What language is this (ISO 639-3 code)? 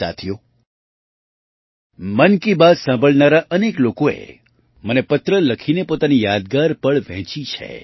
guj